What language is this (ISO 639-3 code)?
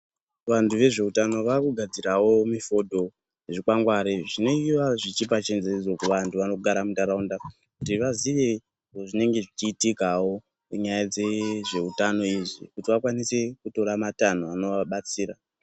ndc